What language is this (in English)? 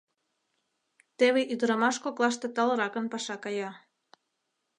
Mari